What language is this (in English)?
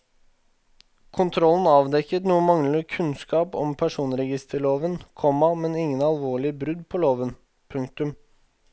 Norwegian